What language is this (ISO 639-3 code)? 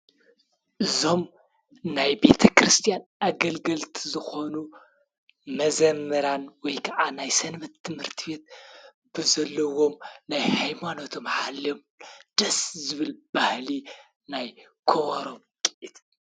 tir